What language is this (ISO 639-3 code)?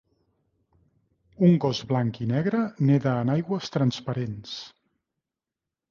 cat